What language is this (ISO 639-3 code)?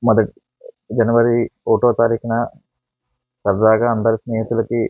tel